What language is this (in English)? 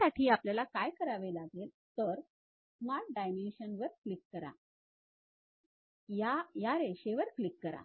Marathi